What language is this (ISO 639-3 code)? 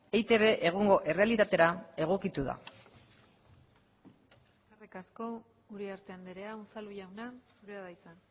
eus